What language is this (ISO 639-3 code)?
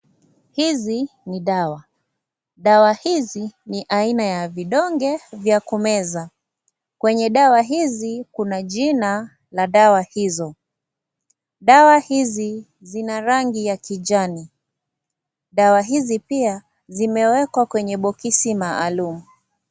swa